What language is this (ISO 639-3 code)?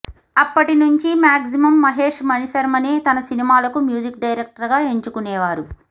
tel